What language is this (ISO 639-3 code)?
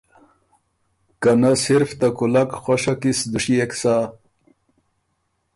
oru